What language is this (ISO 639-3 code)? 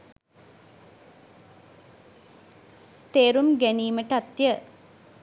sin